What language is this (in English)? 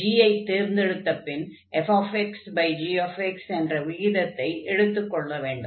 Tamil